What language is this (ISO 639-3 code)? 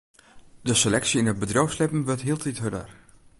fry